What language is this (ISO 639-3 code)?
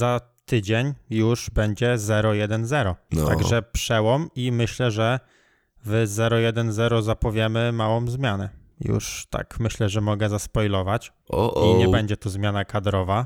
pol